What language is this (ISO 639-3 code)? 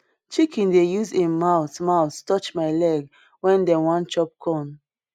pcm